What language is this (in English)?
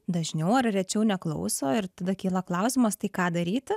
Lithuanian